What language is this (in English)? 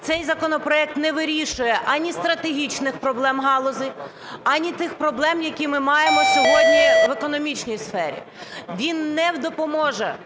Ukrainian